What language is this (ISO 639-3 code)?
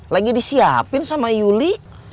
ind